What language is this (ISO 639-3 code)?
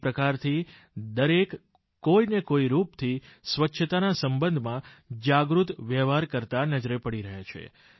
guj